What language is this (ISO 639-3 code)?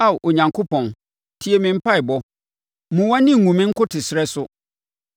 aka